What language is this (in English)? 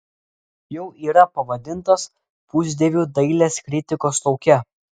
Lithuanian